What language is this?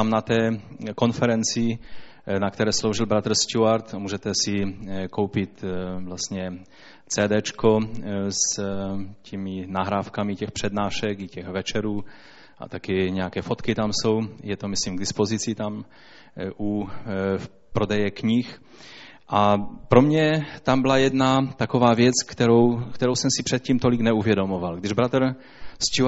Czech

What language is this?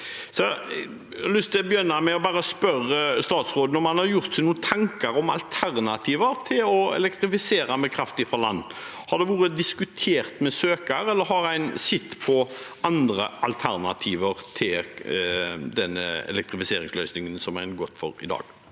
Norwegian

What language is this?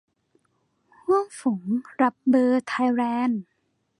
Thai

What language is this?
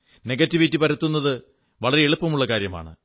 Malayalam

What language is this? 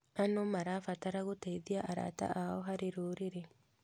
Kikuyu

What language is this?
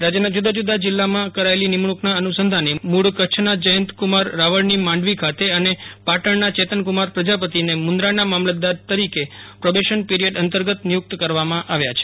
Gujarati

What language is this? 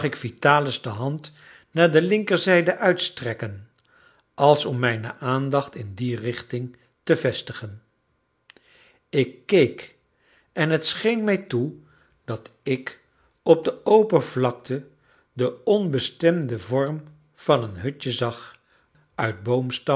Dutch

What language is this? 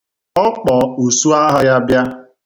Igbo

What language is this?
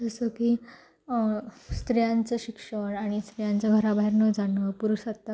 Marathi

